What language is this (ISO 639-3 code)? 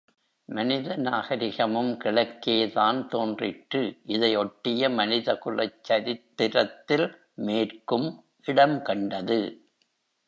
tam